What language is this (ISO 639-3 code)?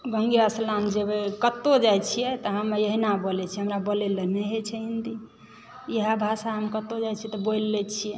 mai